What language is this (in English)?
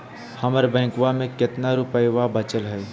Magahi